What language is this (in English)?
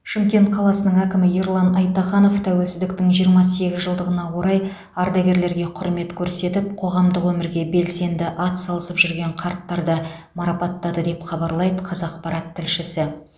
Kazakh